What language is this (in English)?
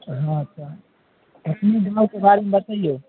Maithili